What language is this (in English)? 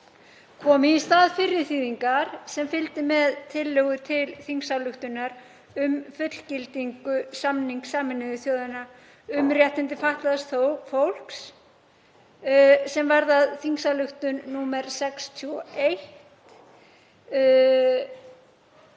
Icelandic